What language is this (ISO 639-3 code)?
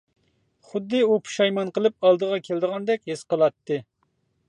uig